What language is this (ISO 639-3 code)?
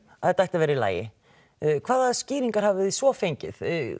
isl